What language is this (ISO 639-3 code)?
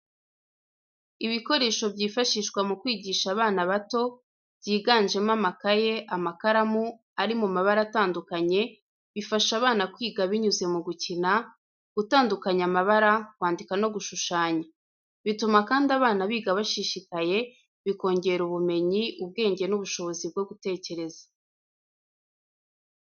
kin